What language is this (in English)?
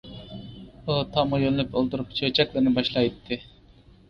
Uyghur